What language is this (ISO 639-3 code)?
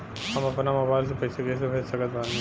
bho